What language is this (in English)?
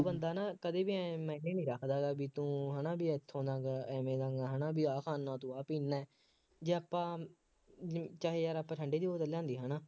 Punjabi